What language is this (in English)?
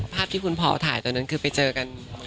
Thai